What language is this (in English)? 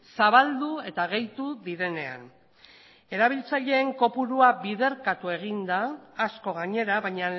Basque